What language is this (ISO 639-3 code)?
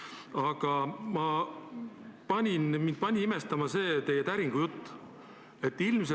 est